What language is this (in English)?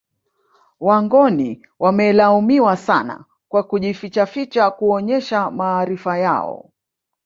Swahili